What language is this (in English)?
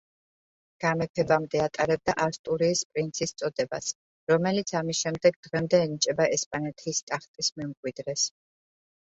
Georgian